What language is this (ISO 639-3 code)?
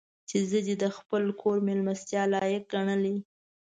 pus